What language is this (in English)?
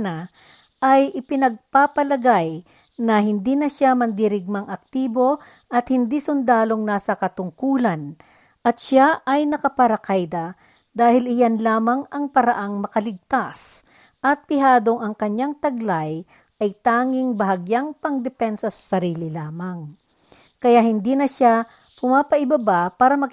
Filipino